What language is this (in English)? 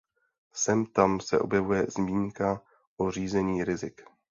Czech